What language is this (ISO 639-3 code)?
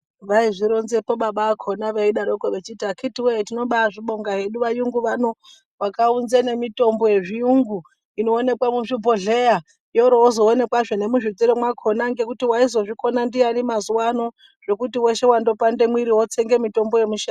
ndc